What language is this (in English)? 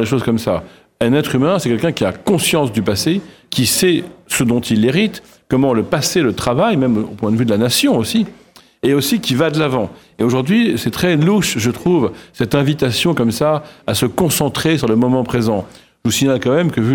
French